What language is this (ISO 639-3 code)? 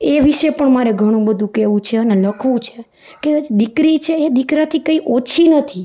guj